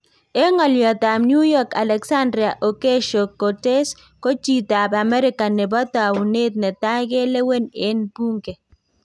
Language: Kalenjin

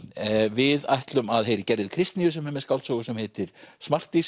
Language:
Icelandic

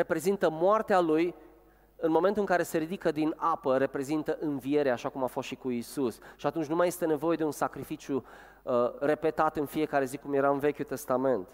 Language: Romanian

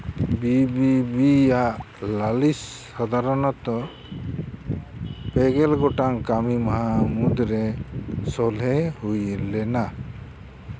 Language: Santali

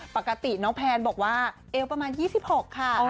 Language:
Thai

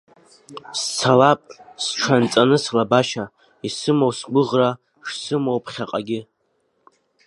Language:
Abkhazian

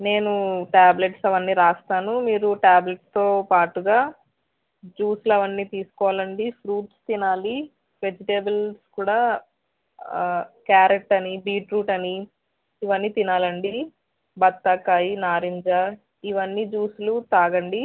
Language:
Telugu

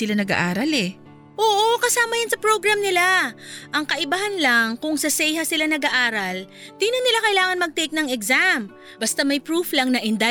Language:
Filipino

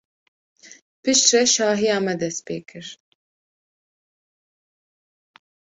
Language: Kurdish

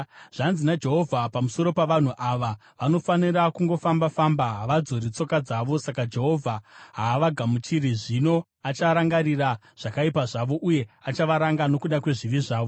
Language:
Shona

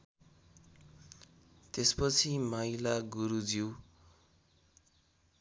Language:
Nepali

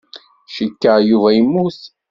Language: Kabyle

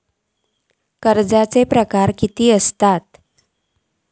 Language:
Marathi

